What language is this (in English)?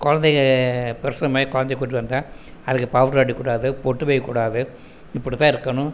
Tamil